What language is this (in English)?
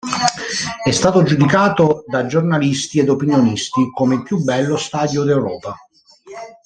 Italian